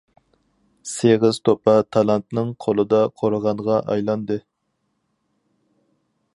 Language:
Uyghur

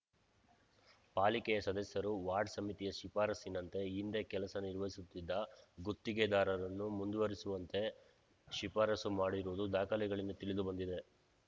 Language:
Kannada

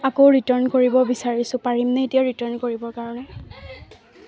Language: Assamese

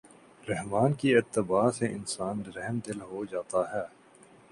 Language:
Urdu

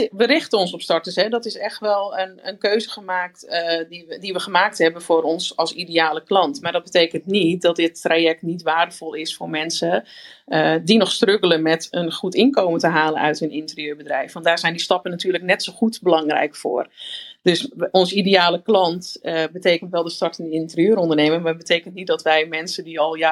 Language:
Dutch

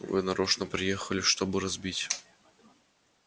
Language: Russian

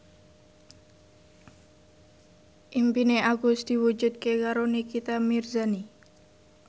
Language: Javanese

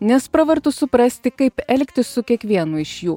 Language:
Lithuanian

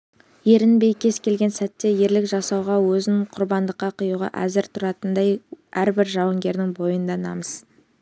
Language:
Kazakh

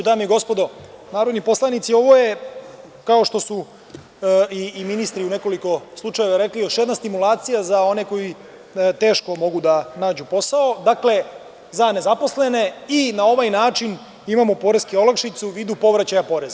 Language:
Serbian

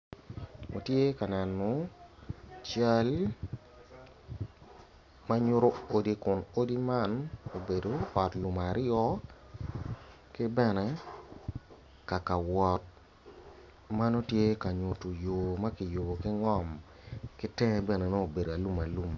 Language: Acoli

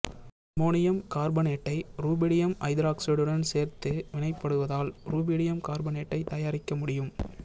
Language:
Tamil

